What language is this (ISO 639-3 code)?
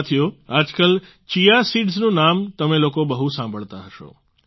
guj